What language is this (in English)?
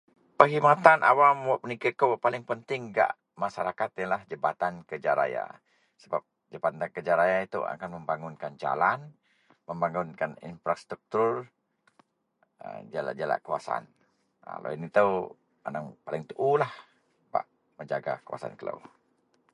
Central Melanau